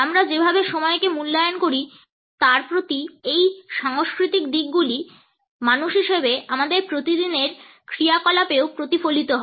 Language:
Bangla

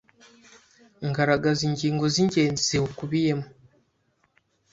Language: Kinyarwanda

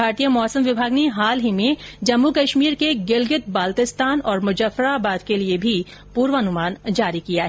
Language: Hindi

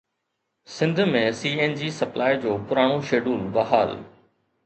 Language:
Sindhi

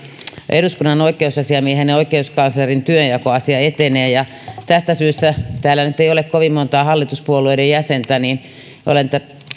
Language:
Finnish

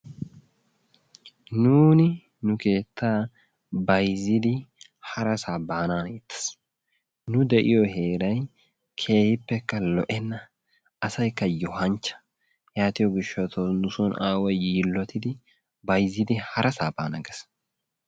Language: Wolaytta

